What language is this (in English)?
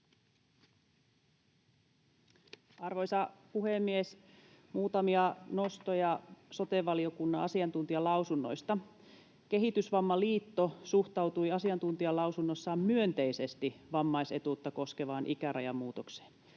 Finnish